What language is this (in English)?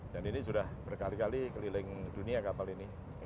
Indonesian